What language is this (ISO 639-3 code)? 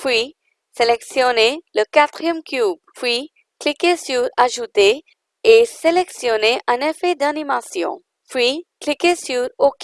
fra